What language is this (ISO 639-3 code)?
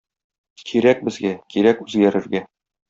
tat